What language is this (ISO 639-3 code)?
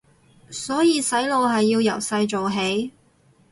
yue